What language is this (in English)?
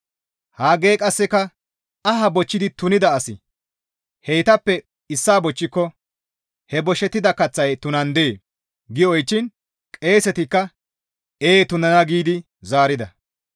Gamo